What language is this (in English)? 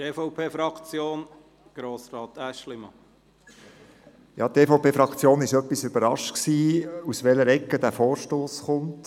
Swiss German